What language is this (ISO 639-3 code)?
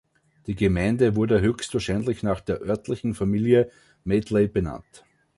deu